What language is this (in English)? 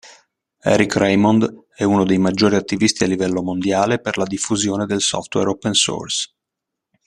Italian